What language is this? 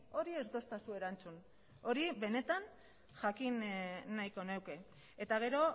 Basque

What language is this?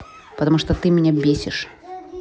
Russian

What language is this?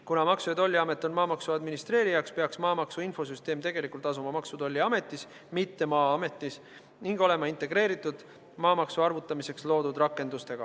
Estonian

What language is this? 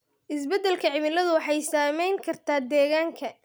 Somali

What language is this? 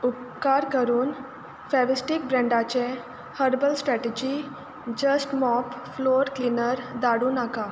Konkani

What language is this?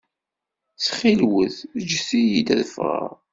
Kabyle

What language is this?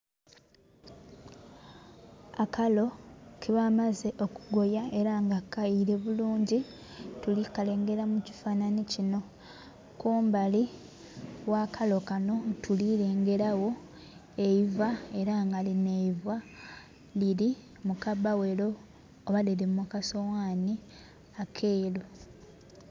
Soga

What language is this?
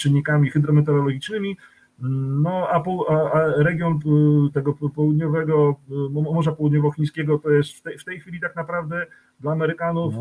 Polish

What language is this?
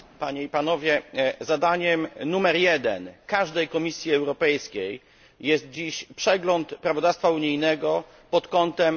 Polish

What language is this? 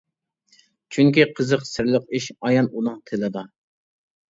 Uyghur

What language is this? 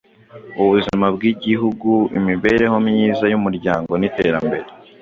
Kinyarwanda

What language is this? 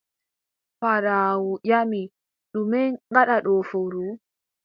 Adamawa Fulfulde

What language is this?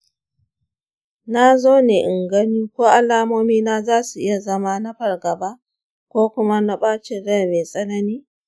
Hausa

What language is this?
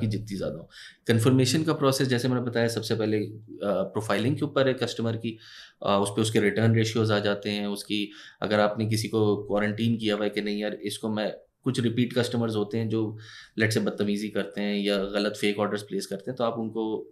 Hindi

